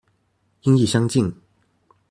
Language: Chinese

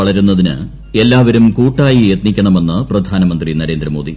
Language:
Malayalam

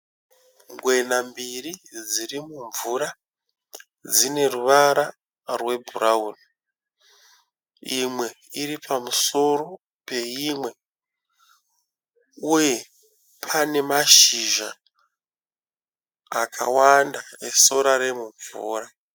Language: Shona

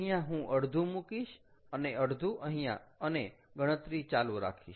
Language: Gujarati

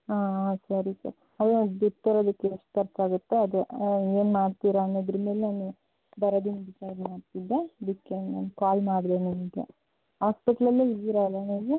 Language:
Kannada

